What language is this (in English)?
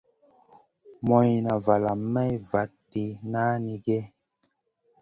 Masana